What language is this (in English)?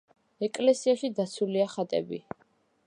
Georgian